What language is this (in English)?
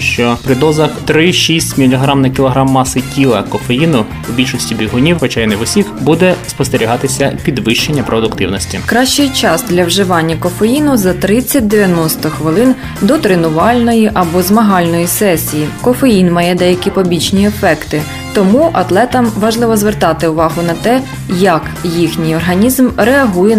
Ukrainian